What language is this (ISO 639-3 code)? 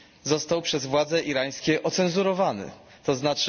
pol